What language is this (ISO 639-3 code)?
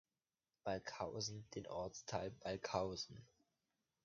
deu